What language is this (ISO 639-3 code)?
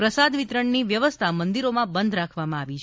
guj